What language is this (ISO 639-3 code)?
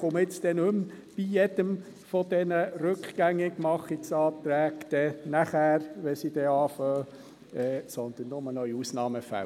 gsw